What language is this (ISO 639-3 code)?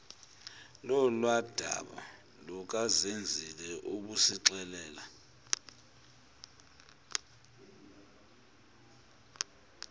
xho